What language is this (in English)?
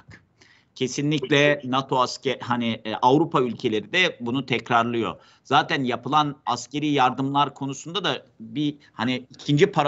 Turkish